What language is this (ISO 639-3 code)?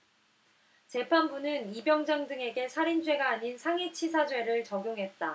kor